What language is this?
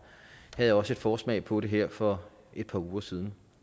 Danish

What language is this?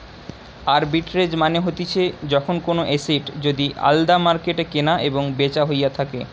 Bangla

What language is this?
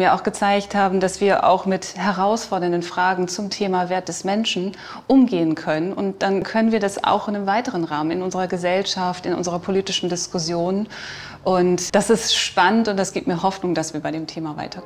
German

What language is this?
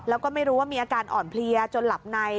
Thai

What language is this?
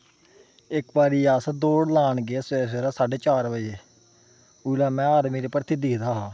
Dogri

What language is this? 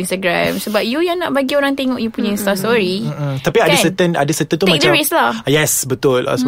Malay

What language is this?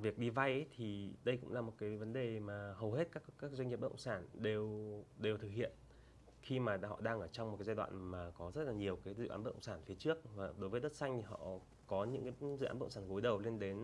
Vietnamese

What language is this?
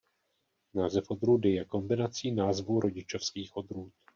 Czech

